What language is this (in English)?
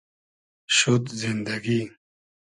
Hazaragi